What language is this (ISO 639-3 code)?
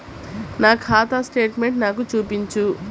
tel